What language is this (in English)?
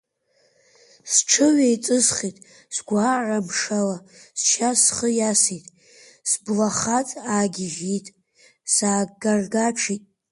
Abkhazian